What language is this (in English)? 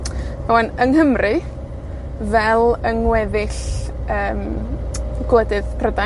Welsh